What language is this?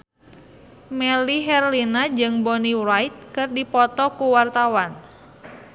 Sundanese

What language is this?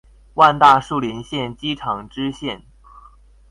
Chinese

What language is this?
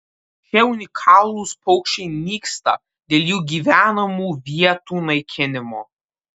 Lithuanian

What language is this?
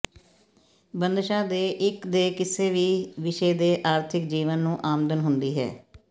Punjabi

